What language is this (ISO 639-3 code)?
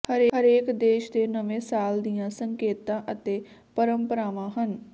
pan